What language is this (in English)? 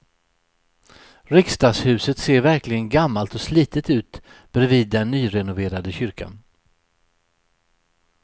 Swedish